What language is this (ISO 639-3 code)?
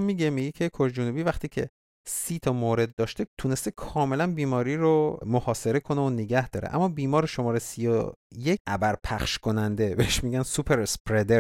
fas